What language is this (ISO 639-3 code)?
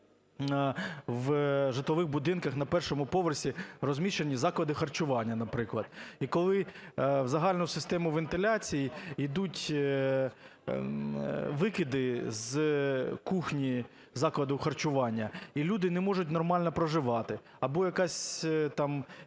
ukr